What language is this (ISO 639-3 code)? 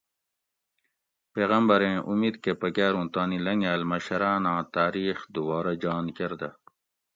gwc